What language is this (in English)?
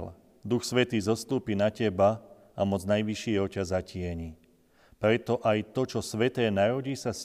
Slovak